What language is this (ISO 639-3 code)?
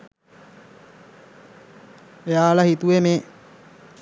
sin